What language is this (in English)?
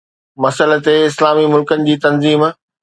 Sindhi